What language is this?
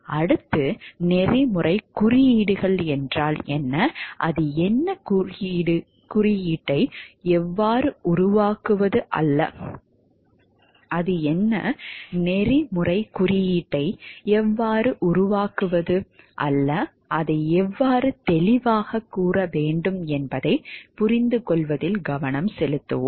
Tamil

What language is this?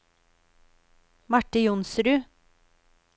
Norwegian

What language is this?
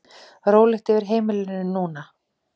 Icelandic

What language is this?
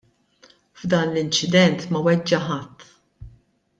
Maltese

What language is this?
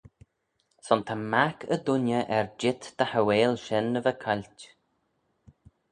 Manx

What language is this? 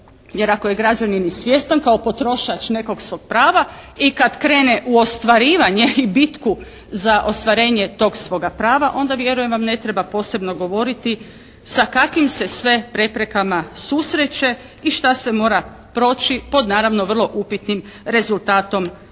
Croatian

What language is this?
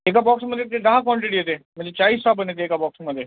Marathi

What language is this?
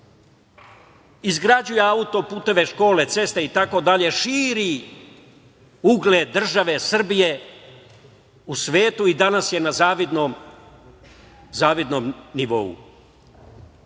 Serbian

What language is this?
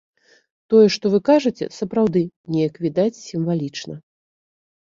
Belarusian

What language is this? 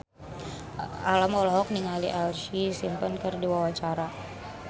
Sundanese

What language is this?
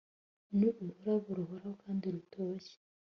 Kinyarwanda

